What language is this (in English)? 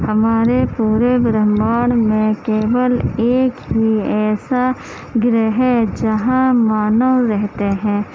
Urdu